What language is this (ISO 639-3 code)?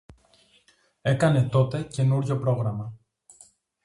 ell